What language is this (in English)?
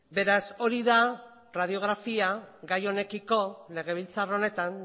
Basque